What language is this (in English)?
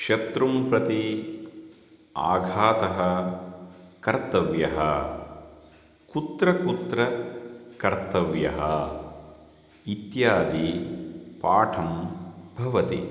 Sanskrit